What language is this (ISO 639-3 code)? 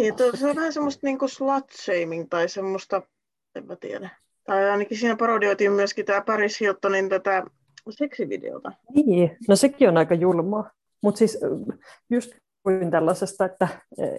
fin